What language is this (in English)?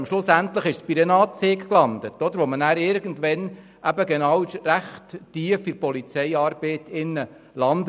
Swiss German